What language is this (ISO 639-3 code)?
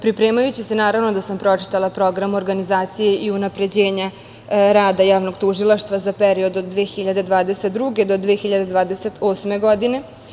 srp